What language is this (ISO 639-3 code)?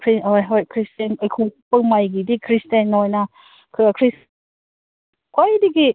mni